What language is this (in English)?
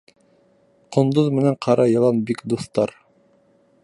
Bashkir